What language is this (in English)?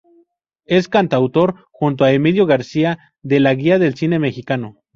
Spanish